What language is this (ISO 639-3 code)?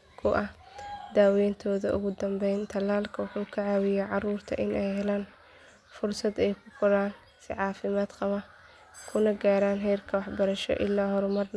som